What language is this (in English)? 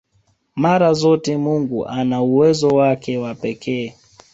Swahili